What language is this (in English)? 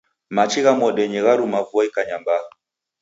Taita